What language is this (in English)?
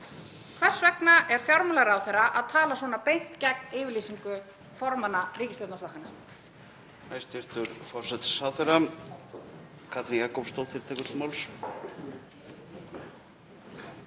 Icelandic